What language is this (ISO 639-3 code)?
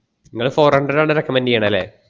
mal